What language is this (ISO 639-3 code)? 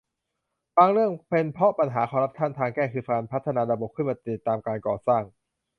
tha